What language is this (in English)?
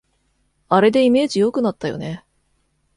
Japanese